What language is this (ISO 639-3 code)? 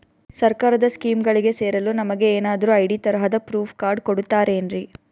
kan